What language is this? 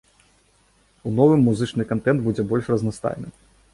Belarusian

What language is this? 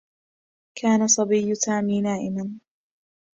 Arabic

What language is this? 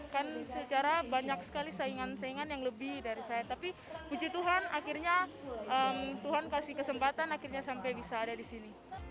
Indonesian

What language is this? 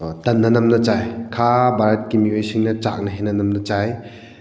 Manipuri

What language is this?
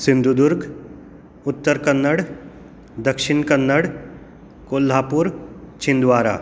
Konkani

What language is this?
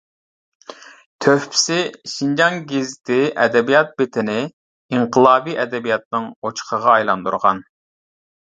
Uyghur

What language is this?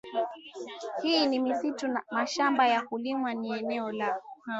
Swahili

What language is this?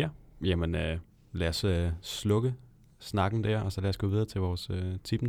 Danish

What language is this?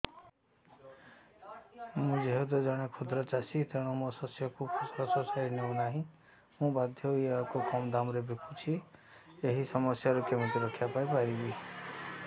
Odia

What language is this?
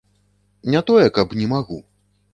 Belarusian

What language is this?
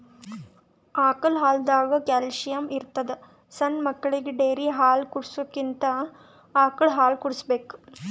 Kannada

